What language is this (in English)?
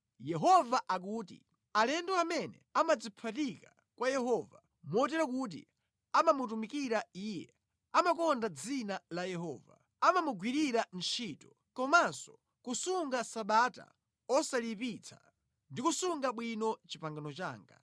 Nyanja